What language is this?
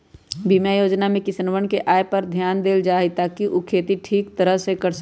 Magahi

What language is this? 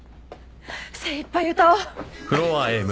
Japanese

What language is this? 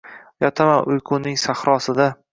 Uzbek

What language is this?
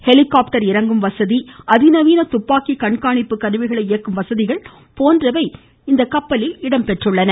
Tamil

